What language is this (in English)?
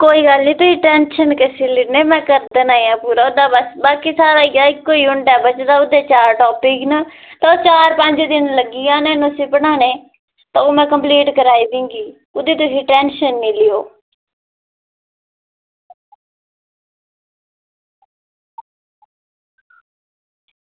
Dogri